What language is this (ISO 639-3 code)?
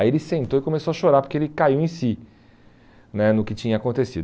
por